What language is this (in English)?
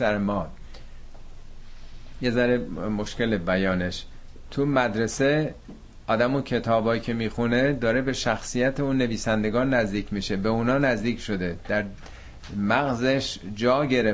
Persian